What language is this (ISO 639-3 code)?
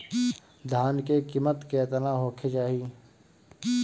bho